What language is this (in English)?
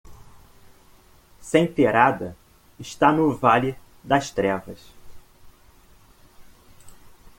Portuguese